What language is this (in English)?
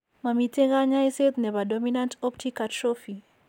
Kalenjin